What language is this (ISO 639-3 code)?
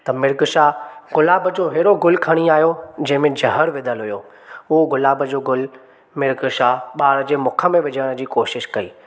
snd